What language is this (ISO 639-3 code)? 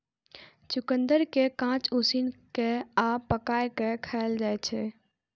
mai